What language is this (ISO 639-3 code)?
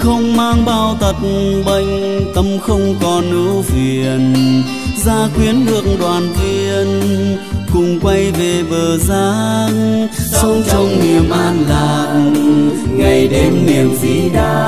vie